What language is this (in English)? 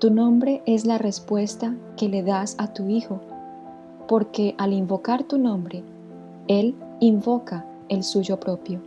Spanish